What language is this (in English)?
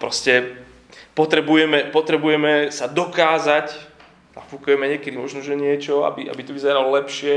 Slovak